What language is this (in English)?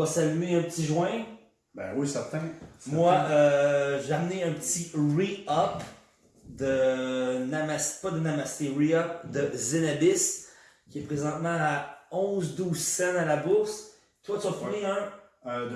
French